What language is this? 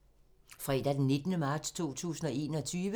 Danish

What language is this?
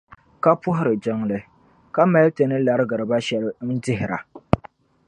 Dagbani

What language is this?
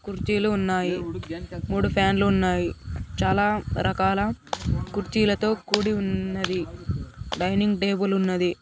Telugu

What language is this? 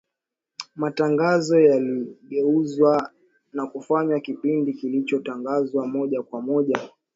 Swahili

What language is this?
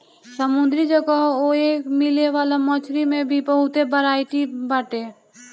Bhojpuri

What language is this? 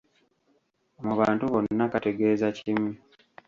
Ganda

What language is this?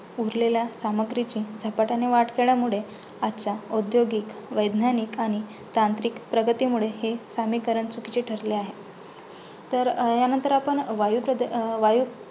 Marathi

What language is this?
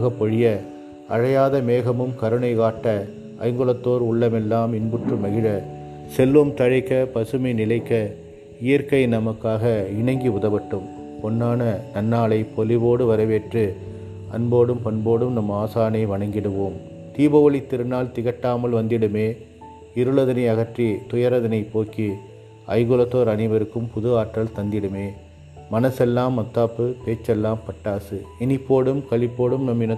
Tamil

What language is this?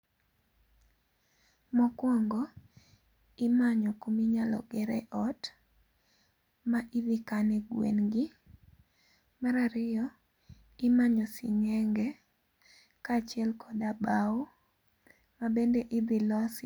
Luo (Kenya and Tanzania)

